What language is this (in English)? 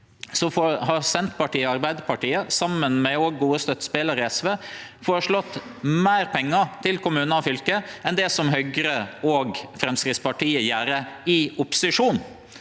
Norwegian